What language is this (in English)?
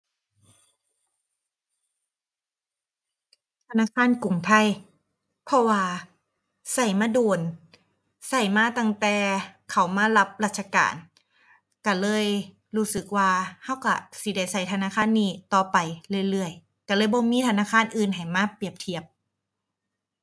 Thai